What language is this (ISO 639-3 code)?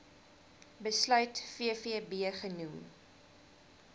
afr